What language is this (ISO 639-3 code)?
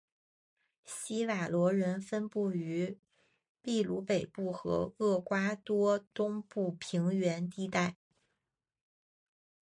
zho